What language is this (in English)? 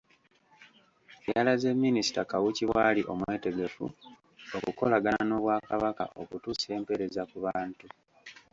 Ganda